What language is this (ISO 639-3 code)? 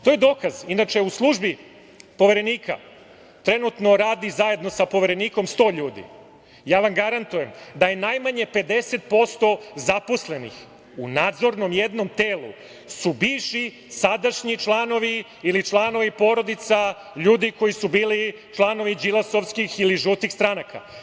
srp